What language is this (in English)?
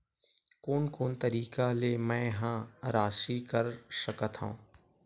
Chhattisgarhi